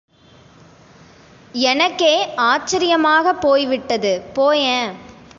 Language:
Tamil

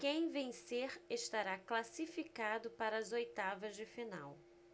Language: Portuguese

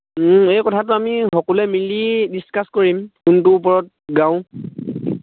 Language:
Assamese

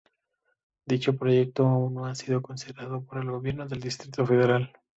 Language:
Spanish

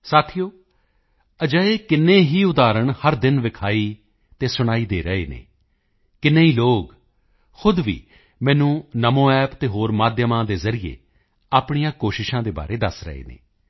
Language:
Punjabi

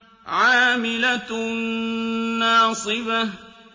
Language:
Arabic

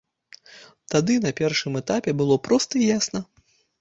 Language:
Belarusian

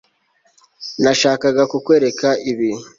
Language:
Kinyarwanda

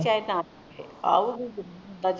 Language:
Punjabi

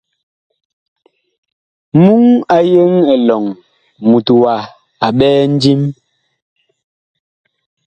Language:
Bakoko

